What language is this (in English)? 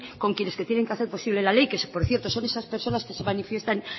Spanish